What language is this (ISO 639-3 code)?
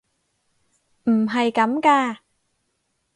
yue